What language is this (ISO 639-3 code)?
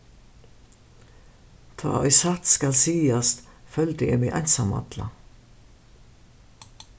fao